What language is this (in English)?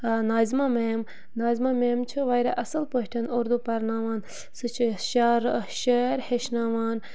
Kashmiri